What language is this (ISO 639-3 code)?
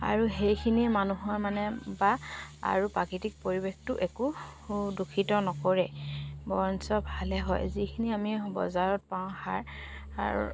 asm